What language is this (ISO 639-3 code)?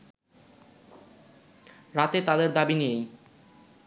ben